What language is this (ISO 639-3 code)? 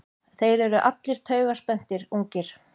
isl